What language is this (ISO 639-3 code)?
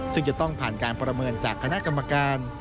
tha